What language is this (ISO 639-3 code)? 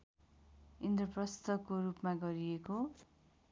nep